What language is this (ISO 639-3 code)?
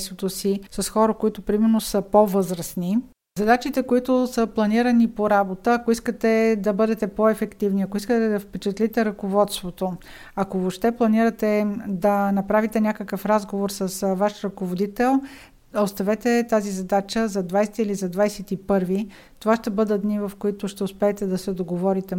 bul